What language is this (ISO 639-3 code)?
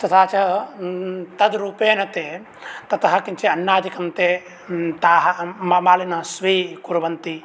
san